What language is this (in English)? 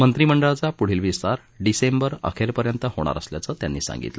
Marathi